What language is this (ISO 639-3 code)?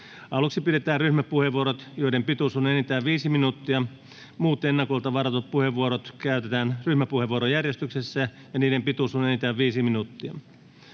fin